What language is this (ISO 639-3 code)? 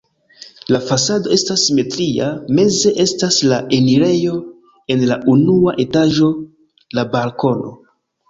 epo